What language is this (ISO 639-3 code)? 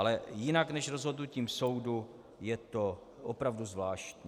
ces